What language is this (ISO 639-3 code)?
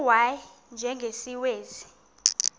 xho